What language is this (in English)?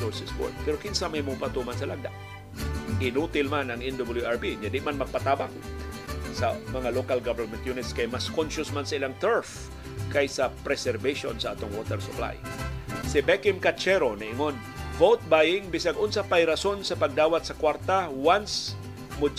Filipino